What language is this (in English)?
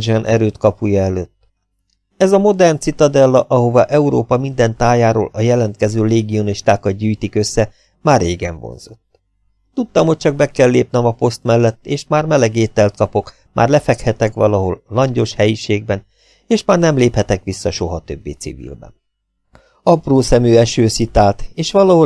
Hungarian